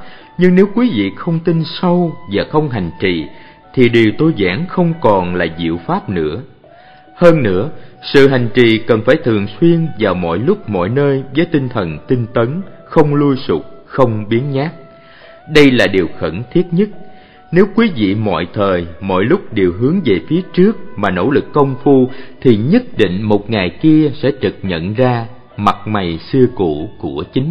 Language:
Vietnamese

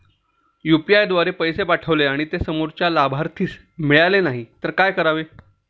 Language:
Marathi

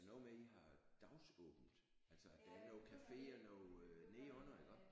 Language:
Danish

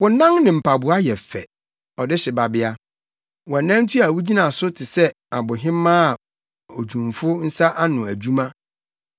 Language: Akan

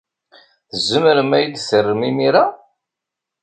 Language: Kabyle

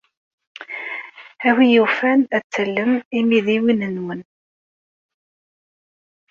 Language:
Kabyle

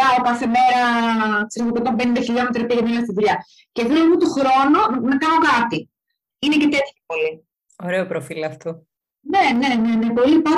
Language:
Greek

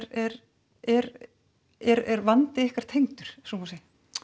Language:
Icelandic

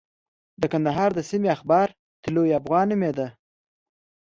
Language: Pashto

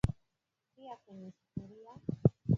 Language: Swahili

